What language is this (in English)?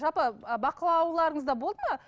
Kazakh